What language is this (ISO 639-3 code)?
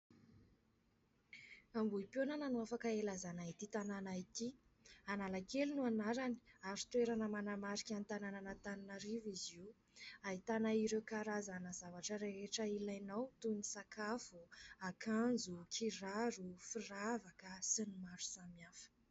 mlg